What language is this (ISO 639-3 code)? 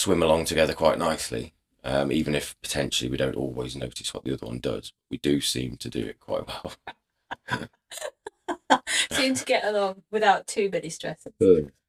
eng